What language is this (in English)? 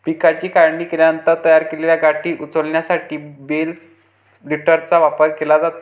Marathi